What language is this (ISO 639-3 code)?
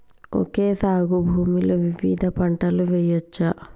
tel